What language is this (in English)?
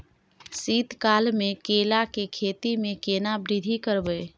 Maithili